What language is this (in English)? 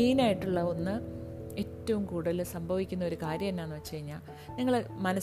Malayalam